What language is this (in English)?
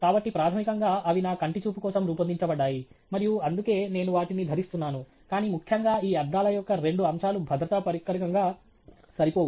Telugu